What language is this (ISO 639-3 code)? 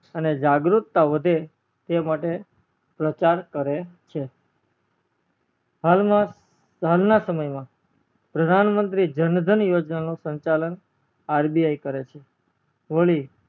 guj